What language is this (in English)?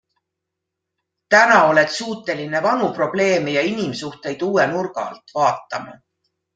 Estonian